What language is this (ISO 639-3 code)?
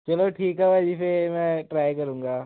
pan